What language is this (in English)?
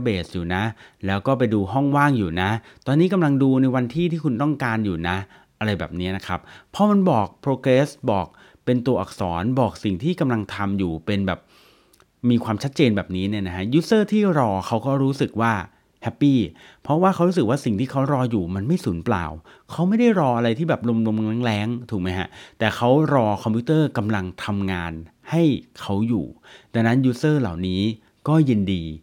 Thai